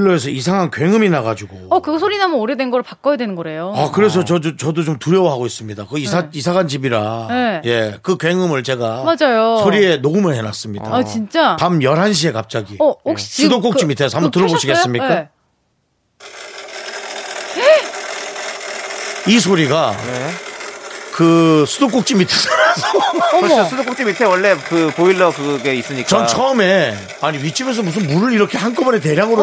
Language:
Korean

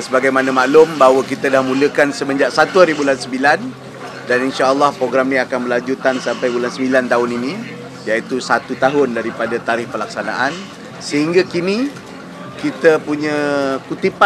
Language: Malay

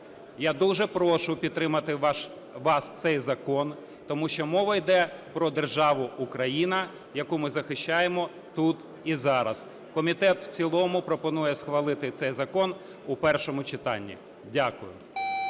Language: Ukrainian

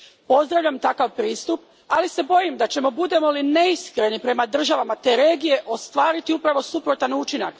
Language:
Croatian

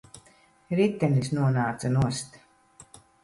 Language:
Latvian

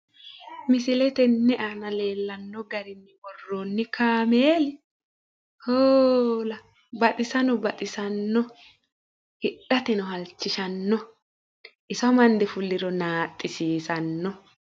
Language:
Sidamo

